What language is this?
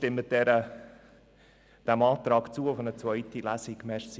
Swiss German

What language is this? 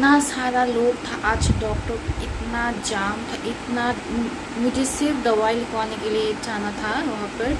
Hindi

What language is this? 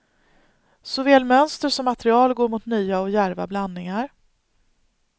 Swedish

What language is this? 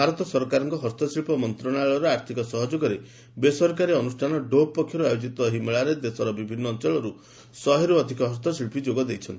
Odia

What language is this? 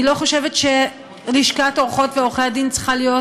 Hebrew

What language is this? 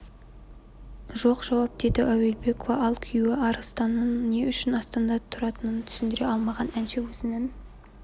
Kazakh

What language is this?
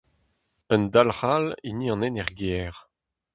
Breton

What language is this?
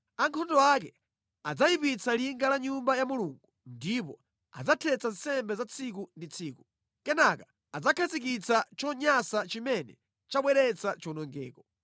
Nyanja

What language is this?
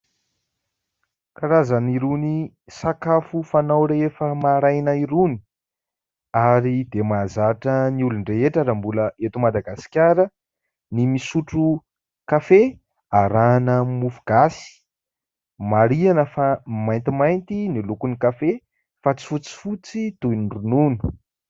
Malagasy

